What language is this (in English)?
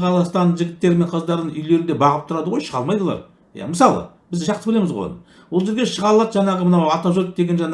Turkish